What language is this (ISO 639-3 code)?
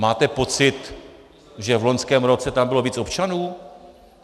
ces